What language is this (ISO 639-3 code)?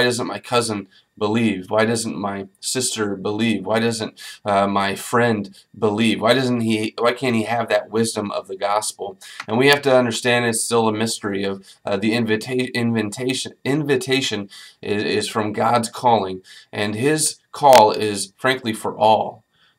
eng